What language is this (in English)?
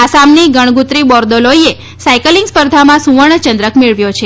Gujarati